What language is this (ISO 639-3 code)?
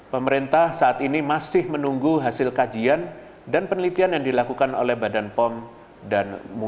ind